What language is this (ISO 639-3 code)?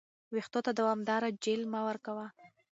pus